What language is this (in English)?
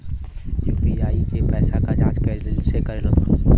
Bhojpuri